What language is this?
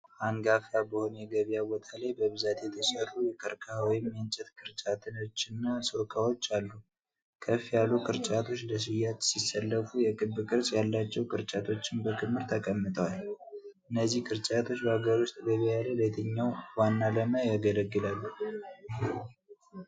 Amharic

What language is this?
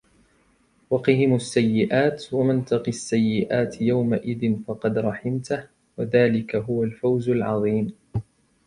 Arabic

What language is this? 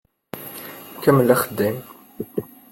Kabyle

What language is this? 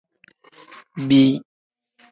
Tem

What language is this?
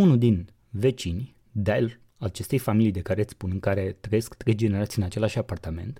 Romanian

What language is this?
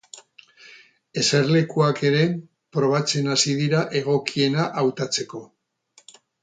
Basque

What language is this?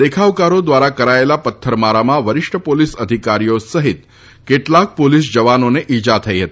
Gujarati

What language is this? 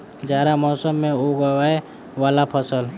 Maithili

